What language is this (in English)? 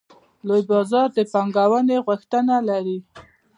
Pashto